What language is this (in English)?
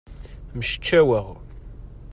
Kabyle